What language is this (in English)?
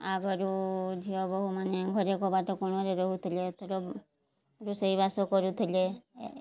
Odia